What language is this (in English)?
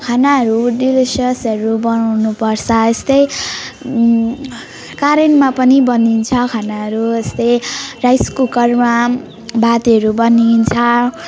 Nepali